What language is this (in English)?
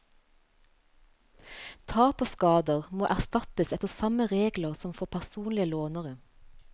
Norwegian